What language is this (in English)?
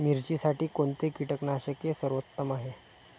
Marathi